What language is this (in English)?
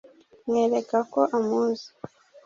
Kinyarwanda